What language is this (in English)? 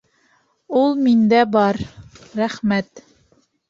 Bashkir